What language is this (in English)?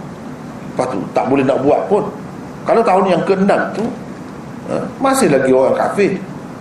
Malay